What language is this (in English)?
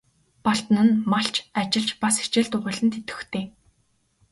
Mongolian